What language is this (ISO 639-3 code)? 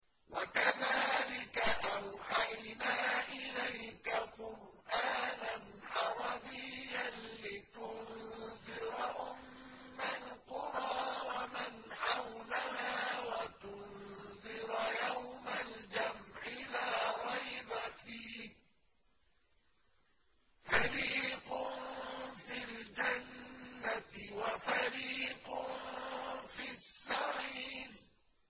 ara